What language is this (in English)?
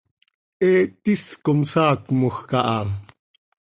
Seri